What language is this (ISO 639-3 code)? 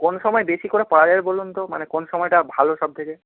ben